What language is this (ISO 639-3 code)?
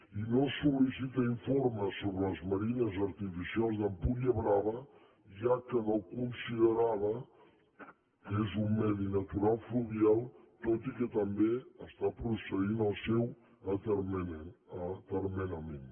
cat